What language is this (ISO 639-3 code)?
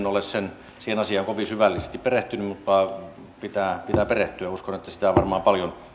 fin